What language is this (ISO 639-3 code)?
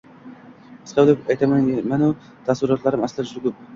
uzb